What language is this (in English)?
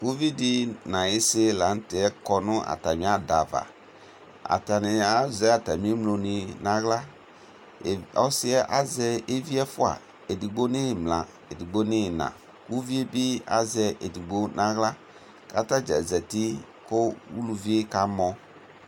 Ikposo